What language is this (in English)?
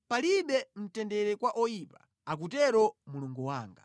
Nyanja